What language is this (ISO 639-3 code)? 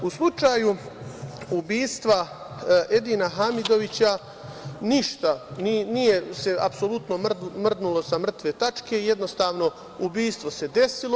srp